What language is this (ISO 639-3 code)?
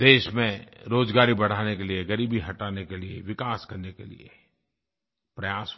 hin